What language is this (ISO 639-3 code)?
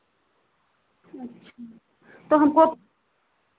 hin